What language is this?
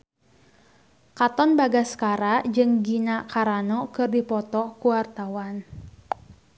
Sundanese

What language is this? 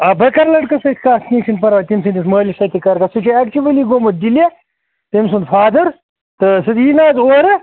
Kashmiri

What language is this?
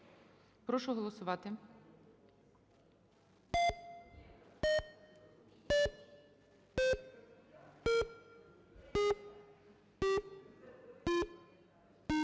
Ukrainian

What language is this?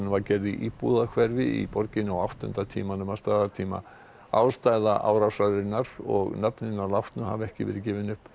Icelandic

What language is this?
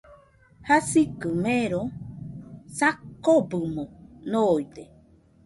Nüpode Huitoto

